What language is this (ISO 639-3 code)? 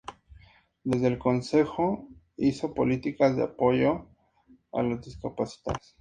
spa